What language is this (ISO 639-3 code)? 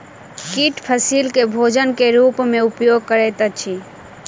mai